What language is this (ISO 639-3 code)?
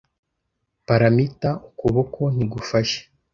kin